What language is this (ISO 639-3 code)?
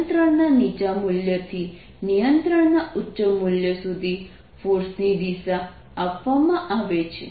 guj